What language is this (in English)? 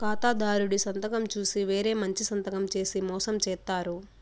Telugu